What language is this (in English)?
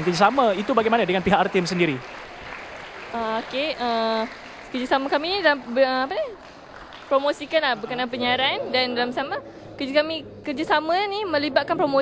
Malay